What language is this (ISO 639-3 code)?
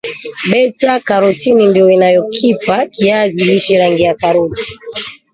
swa